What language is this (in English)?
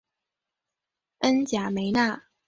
Chinese